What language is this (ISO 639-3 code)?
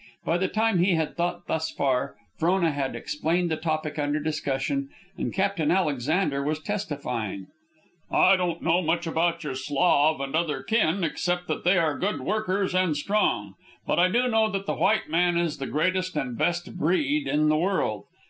eng